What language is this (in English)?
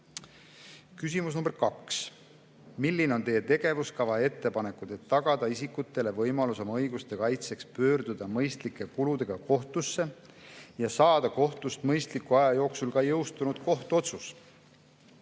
Estonian